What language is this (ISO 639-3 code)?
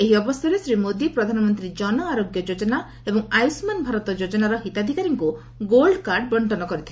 ori